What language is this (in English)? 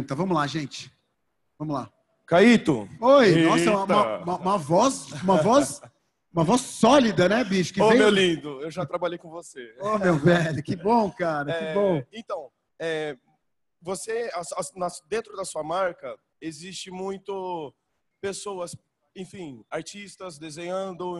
Portuguese